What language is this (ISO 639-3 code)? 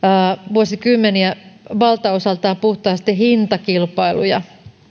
fin